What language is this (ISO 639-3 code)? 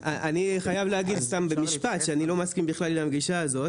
heb